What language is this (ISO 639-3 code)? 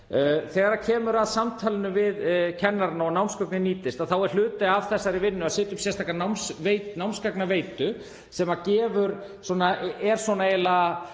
isl